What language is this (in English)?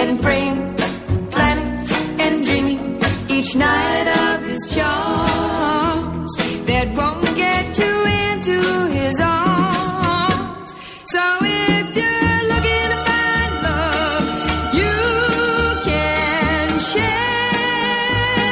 Greek